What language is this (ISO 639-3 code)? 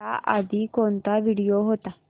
mar